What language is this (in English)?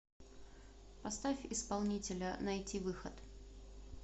Russian